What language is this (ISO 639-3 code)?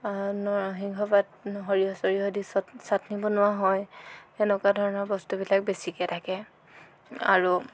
asm